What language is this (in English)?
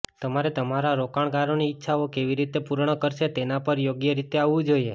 Gujarati